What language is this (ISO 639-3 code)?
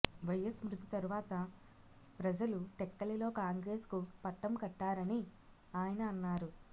tel